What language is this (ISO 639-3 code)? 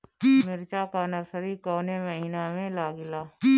bho